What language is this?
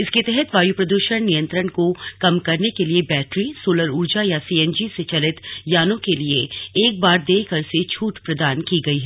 Hindi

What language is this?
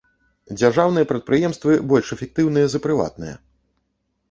Belarusian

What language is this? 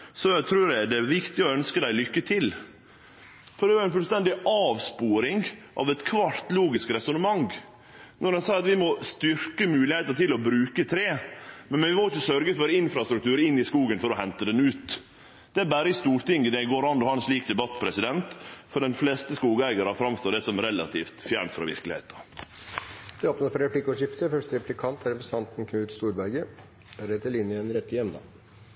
Norwegian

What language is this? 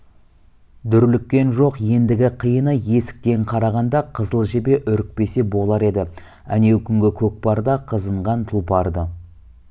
Kazakh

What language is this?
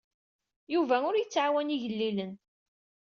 Kabyle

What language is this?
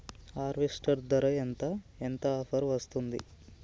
Telugu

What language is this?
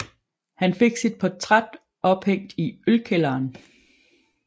Danish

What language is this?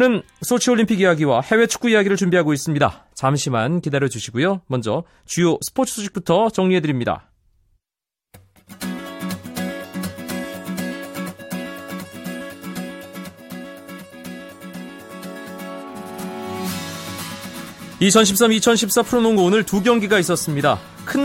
Korean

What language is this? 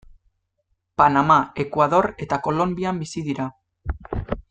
Basque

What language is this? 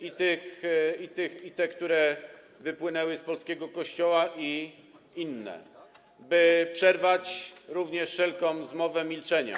Polish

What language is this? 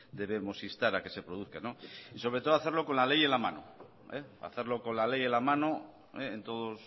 Spanish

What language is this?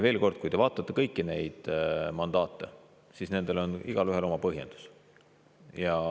Estonian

